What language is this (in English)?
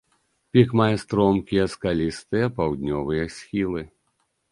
Belarusian